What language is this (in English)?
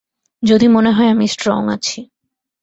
Bangla